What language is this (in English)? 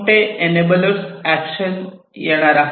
Marathi